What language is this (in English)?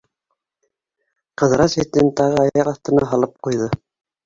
Bashkir